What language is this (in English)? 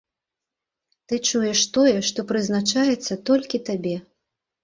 Belarusian